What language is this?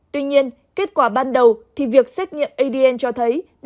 Vietnamese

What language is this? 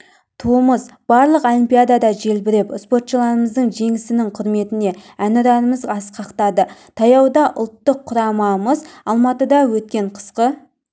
Kazakh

